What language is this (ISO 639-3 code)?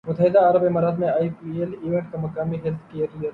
urd